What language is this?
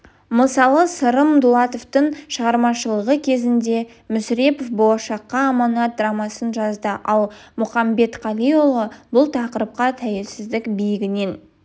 Kazakh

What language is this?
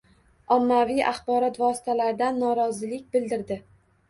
Uzbek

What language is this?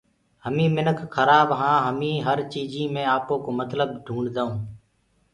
Gurgula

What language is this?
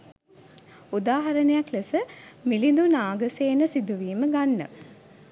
Sinhala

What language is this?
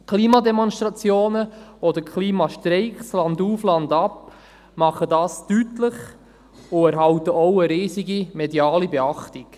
Swiss German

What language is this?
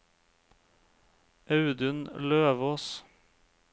Norwegian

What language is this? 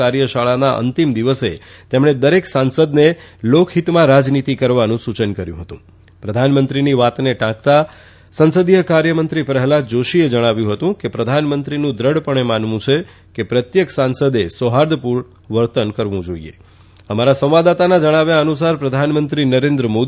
Gujarati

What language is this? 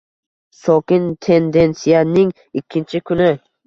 Uzbek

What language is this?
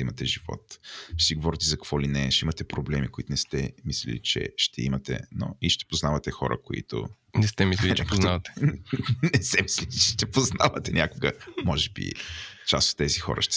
Bulgarian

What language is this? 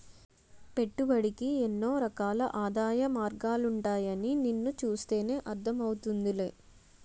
Telugu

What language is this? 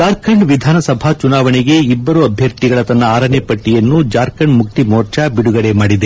Kannada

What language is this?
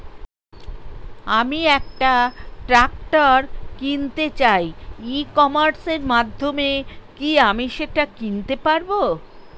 Bangla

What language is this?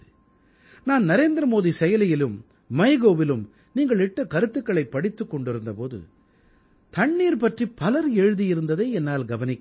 Tamil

